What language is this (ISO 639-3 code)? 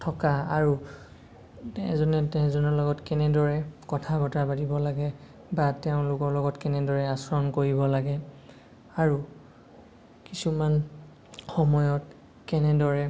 asm